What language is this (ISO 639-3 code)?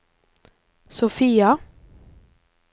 nor